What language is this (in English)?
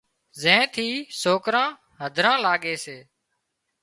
Wadiyara Koli